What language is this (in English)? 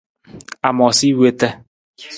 Nawdm